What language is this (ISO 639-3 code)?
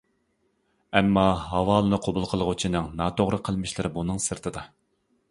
uig